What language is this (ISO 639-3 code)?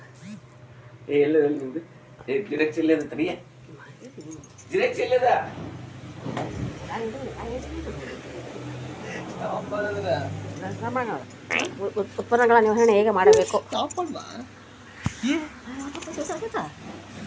kan